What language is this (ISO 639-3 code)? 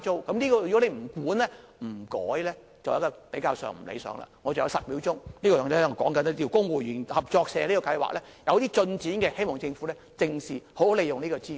yue